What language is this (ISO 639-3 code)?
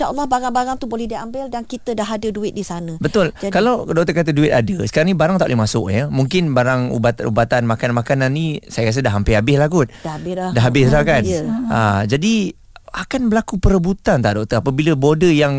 msa